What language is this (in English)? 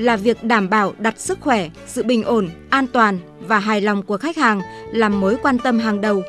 Vietnamese